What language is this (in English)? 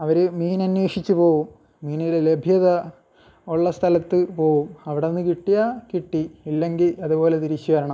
Malayalam